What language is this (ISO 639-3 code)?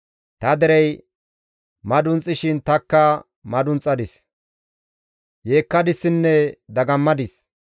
gmv